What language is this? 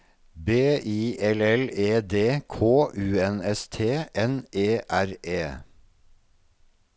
Norwegian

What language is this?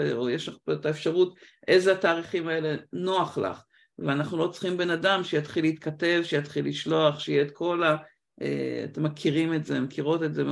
Hebrew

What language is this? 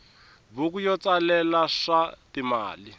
Tsonga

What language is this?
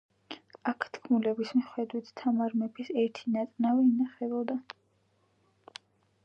Georgian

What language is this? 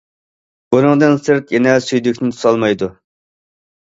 Uyghur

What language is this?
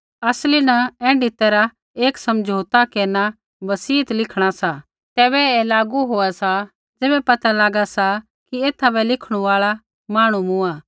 Kullu Pahari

